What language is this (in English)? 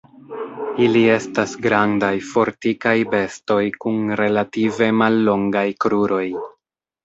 Esperanto